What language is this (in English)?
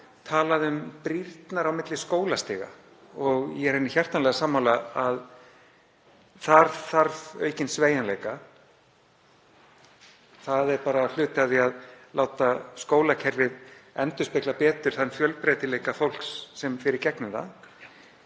Icelandic